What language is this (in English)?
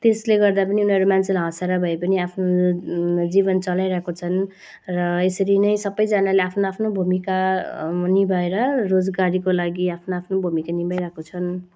Nepali